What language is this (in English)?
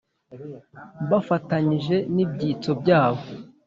Kinyarwanda